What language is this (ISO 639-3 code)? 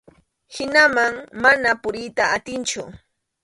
qxu